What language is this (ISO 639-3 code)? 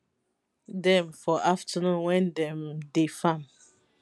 pcm